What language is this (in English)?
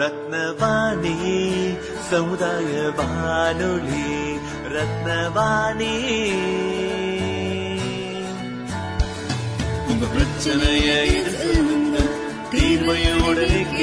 Tamil